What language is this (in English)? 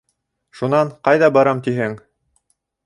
Bashkir